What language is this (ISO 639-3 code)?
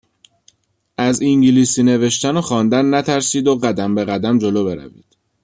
fas